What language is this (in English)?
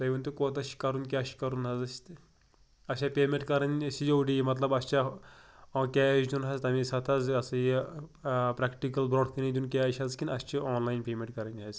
Kashmiri